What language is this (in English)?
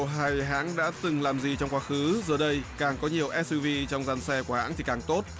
Vietnamese